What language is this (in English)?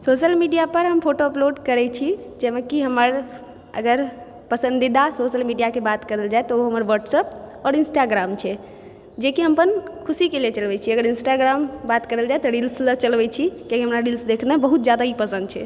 Maithili